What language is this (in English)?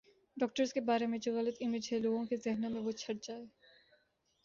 Urdu